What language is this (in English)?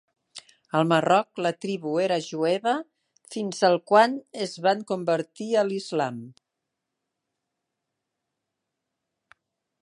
Catalan